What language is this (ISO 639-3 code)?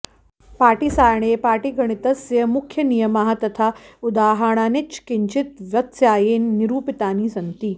san